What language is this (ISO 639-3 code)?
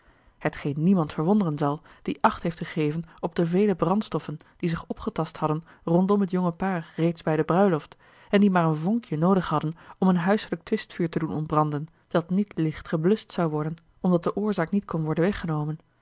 nld